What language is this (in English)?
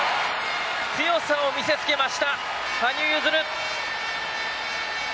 Japanese